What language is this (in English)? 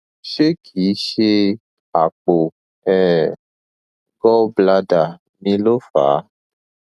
Yoruba